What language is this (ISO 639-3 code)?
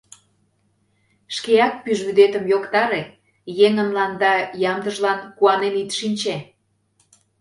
chm